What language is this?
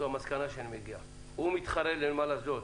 Hebrew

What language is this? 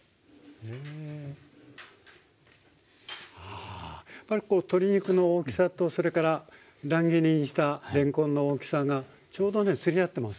Japanese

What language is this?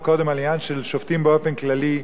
Hebrew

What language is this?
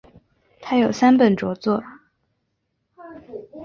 Chinese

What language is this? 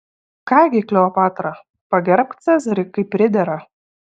Lithuanian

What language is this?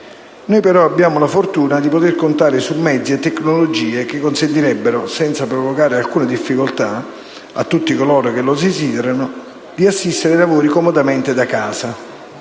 Italian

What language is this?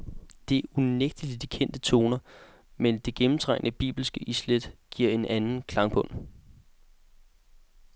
Danish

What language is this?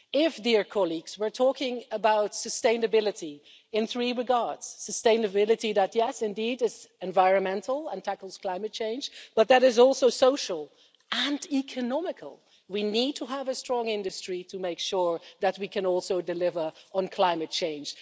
English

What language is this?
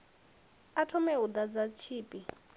Venda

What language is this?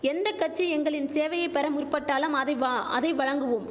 Tamil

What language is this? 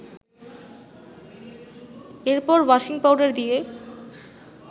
Bangla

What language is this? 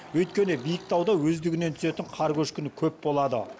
Kazakh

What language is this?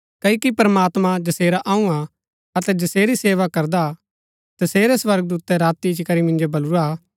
Gaddi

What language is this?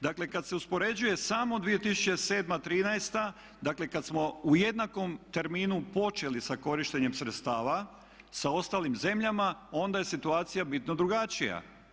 Croatian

